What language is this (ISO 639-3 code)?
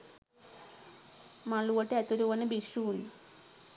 sin